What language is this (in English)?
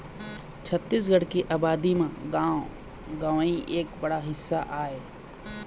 Chhattisgarhi